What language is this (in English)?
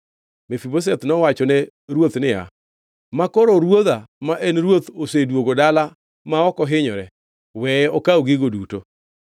Luo (Kenya and Tanzania)